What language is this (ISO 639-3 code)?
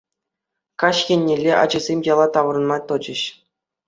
chv